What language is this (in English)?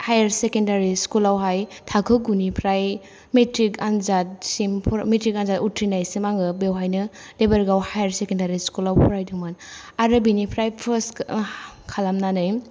Bodo